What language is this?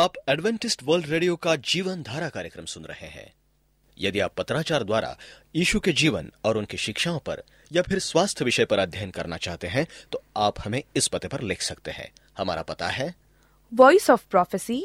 Hindi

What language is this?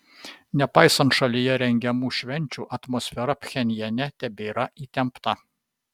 Lithuanian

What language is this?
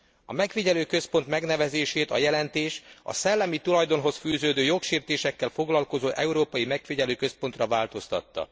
Hungarian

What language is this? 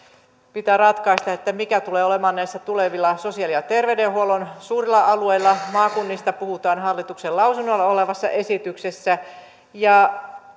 Finnish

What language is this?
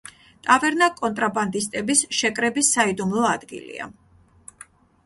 Georgian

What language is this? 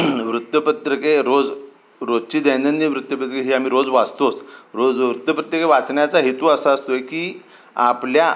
Marathi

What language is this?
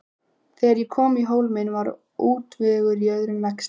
Icelandic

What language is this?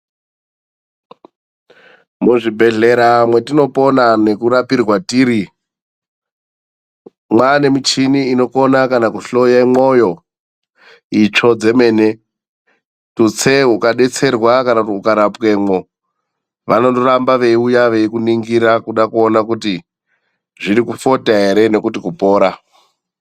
Ndau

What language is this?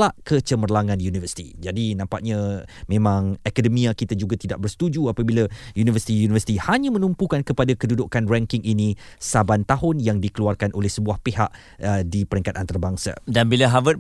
Malay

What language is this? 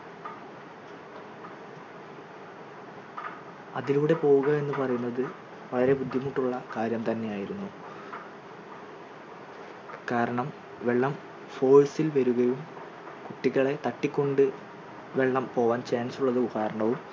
Malayalam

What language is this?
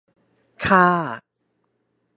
Thai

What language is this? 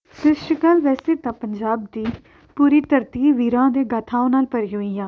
Punjabi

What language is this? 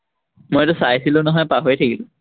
Assamese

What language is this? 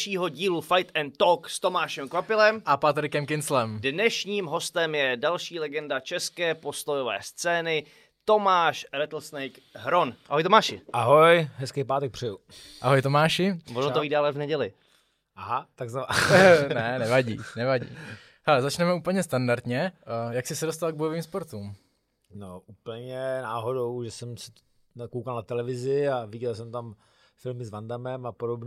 Czech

